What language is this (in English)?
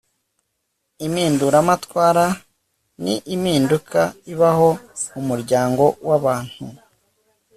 Kinyarwanda